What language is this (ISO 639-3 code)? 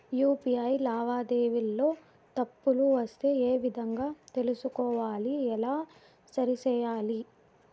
tel